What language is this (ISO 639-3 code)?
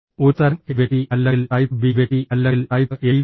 mal